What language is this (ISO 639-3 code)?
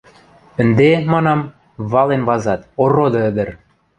mrj